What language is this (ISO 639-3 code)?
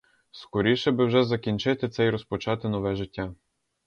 ukr